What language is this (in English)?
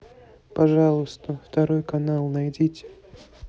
Russian